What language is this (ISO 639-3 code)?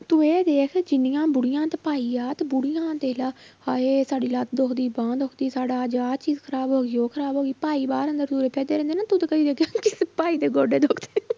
pan